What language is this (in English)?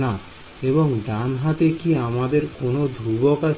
Bangla